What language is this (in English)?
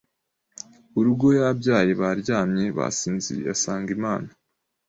Kinyarwanda